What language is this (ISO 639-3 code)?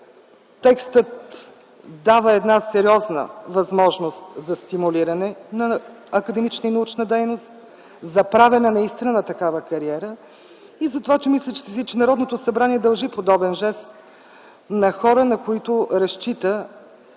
bul